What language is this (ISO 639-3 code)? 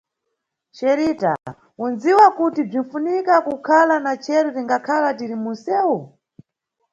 nyu